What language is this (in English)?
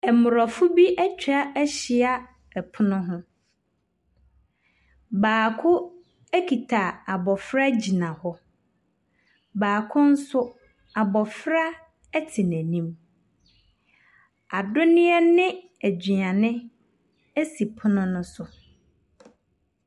Akan